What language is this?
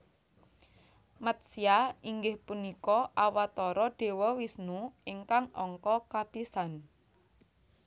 Javanese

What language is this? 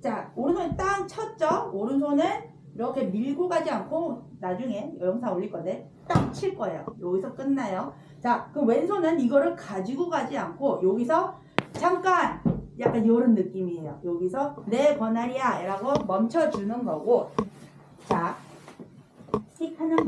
Korean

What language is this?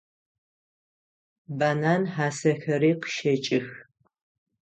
Adyghe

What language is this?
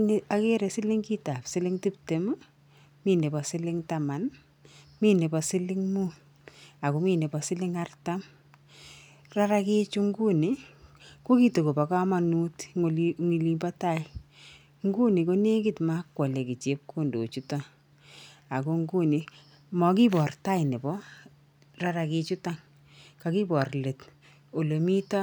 Kalenjin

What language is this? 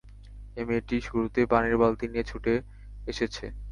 Bangla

